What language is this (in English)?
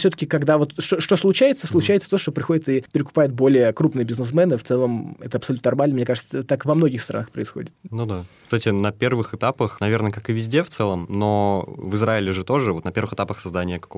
Russian